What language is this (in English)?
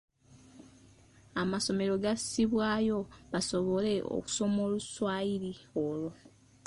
Ganda